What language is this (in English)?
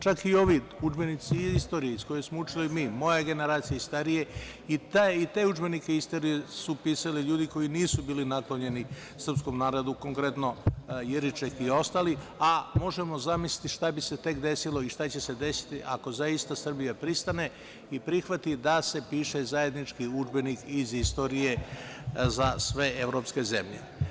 Serbian